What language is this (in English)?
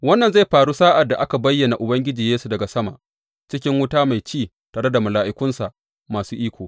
Hausa